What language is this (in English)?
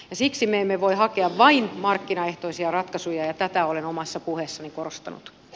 Finnish